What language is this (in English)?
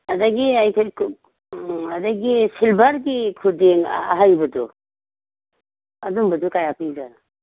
Manipuri